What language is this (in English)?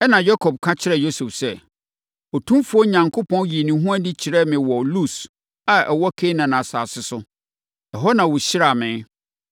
Akan